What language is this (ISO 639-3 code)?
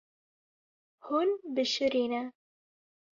kur